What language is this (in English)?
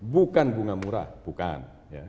Indonesian